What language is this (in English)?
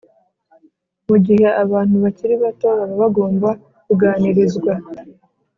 Kinyarwanda